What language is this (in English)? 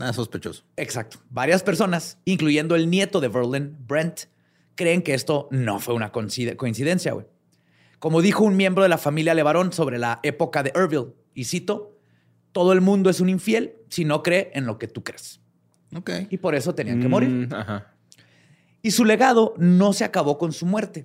Spanish